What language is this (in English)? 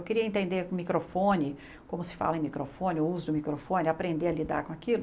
Portuguese